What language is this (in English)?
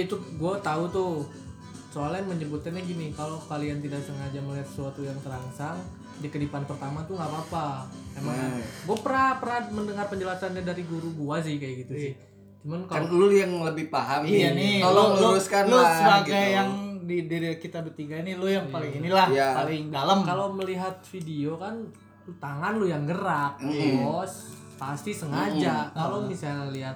Indonesian